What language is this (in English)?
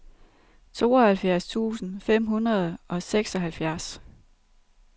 Danish